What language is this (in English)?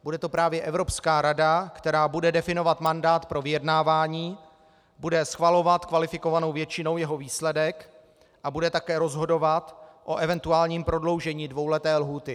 Czech